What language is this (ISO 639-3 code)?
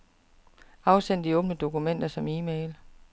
dan